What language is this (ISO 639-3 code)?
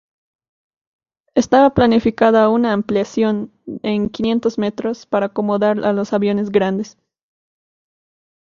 spa